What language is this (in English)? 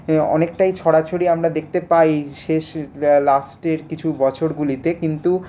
Bangla